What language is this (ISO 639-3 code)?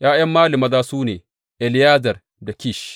hau